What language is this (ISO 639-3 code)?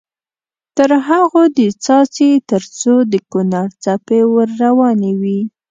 pus